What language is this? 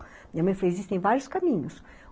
Portuguese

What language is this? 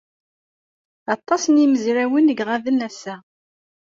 Kabyle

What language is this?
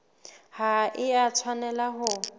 Southern Sotho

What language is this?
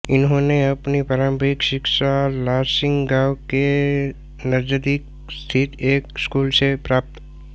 Hindi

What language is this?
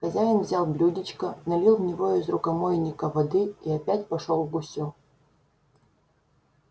Russian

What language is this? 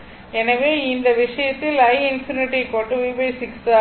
Tamil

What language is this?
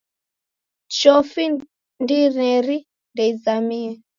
Taita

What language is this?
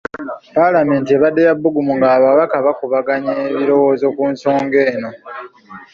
Ganda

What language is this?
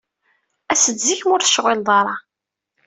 Kabyle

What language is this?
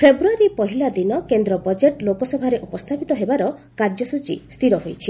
Odia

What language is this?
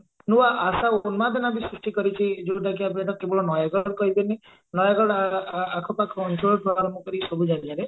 Odia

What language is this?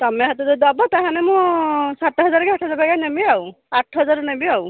Odia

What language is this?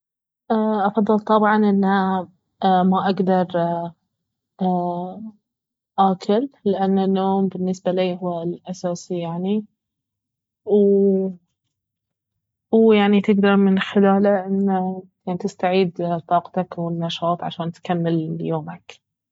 Baharna Arabic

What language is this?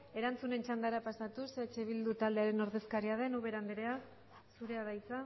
Basque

